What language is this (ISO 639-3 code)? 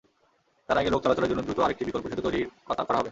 ben